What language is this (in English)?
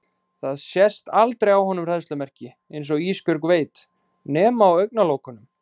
Icelandic